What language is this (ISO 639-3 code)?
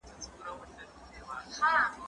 pus